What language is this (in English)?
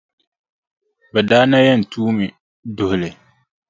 Dagbani